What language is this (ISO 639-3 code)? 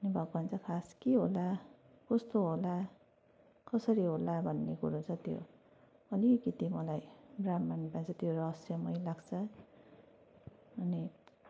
nep